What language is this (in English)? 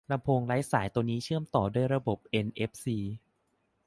Thai